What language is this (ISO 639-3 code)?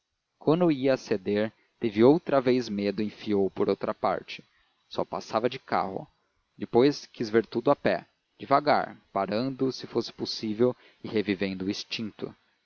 por